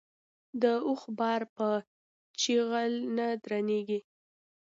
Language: Pashto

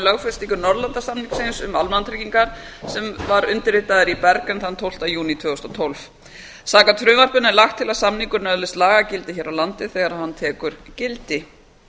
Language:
Icelandic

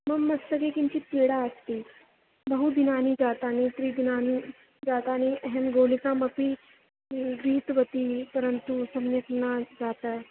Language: Sanskrit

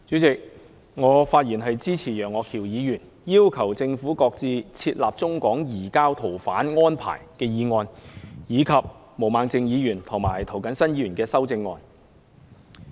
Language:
Cantonese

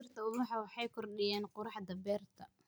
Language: Somali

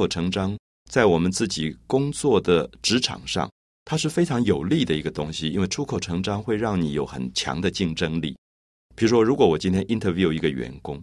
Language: Chinese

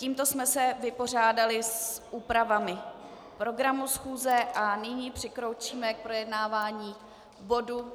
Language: Czech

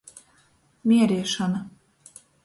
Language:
Latgalian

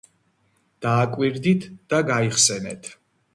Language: Georgian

